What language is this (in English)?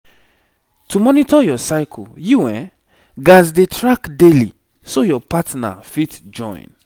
Nigerian Pidgin